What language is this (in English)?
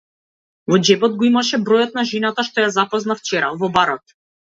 Macedonian